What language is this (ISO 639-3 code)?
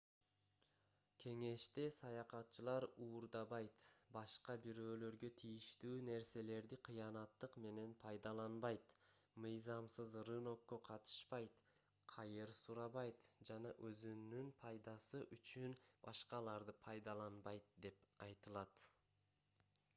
kir